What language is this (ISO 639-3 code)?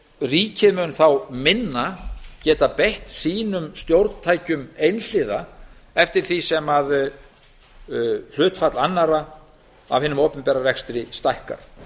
isl